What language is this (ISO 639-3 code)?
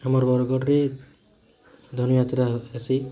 ori